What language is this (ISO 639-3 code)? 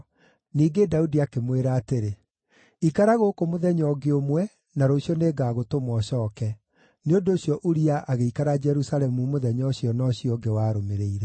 kik